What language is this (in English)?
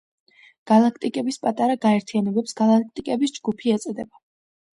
Georgian